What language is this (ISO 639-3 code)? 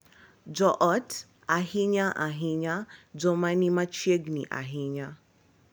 luo